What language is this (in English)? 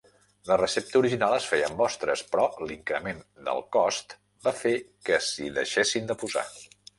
Catalan